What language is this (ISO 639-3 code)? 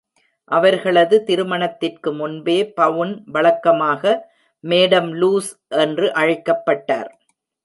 tam